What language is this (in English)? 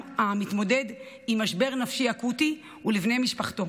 Hebrew